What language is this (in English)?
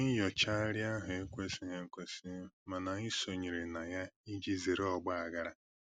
Igbo